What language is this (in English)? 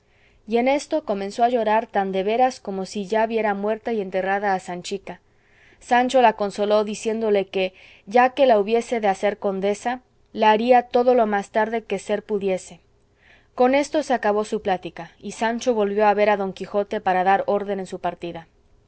Spanish